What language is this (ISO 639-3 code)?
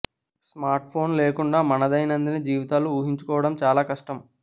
tel